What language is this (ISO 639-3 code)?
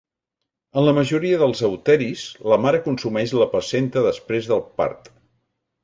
cat